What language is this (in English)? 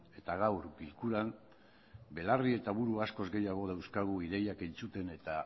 Basque